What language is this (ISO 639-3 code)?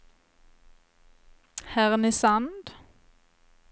swe